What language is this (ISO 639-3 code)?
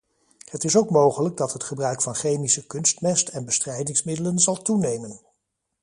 nld